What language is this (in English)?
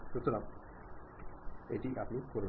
Bangla